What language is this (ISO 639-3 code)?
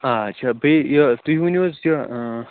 kas